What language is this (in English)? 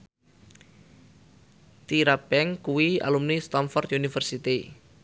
Javanese